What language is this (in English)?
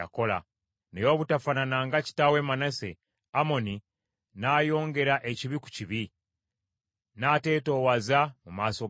Ganda